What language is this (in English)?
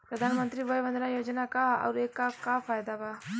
Bhojpuri